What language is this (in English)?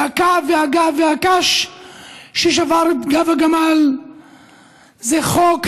Hebrew